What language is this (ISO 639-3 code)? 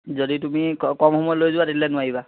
asm